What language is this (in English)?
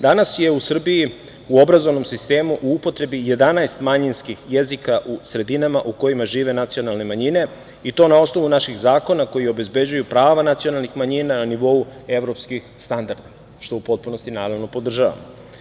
Serbian